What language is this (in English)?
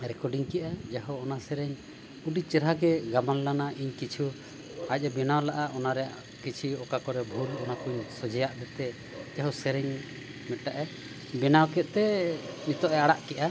Santali